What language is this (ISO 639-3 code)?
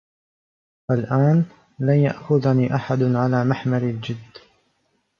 ara